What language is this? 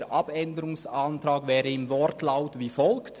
Swiss German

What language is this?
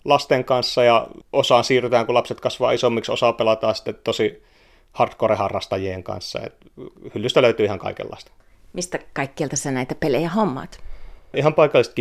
Finnish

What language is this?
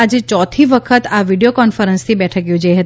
Gujarati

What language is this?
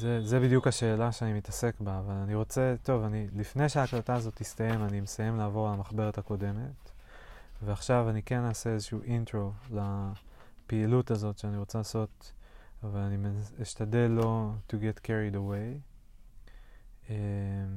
Hebrew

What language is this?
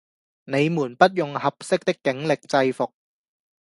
Cantonese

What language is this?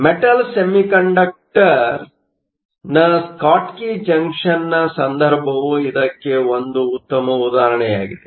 Kannada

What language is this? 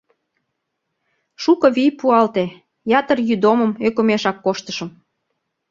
Mari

